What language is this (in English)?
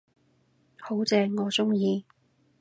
Cantonese